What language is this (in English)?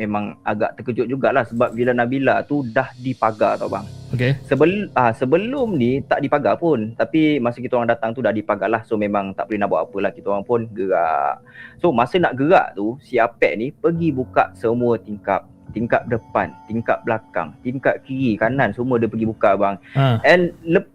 Malay